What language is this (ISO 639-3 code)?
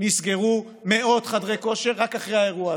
heb